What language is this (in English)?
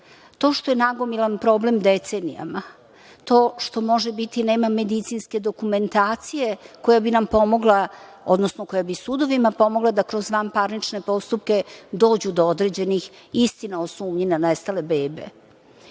Serbian